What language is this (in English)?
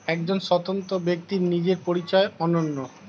Bangla